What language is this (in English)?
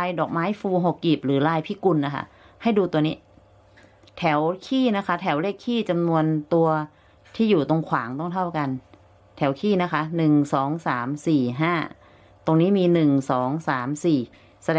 Thai